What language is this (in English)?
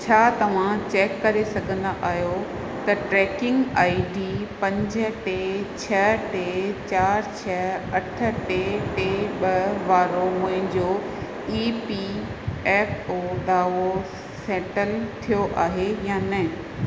Sindhi